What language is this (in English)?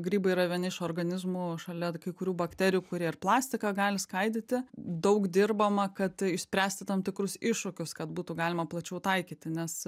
Lithuanian